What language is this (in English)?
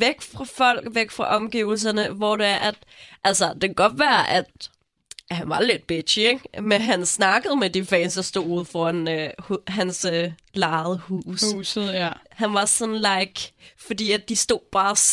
Danish